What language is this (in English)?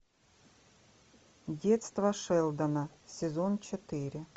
Russian